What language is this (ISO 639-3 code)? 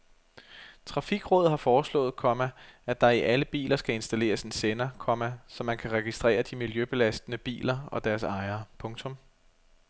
dan